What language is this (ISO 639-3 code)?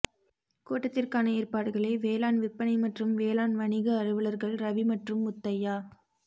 tam